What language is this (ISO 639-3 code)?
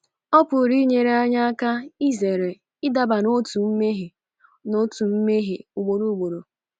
ibo